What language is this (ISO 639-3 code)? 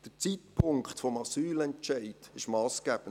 gsw